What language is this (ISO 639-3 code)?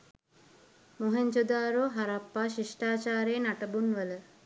sin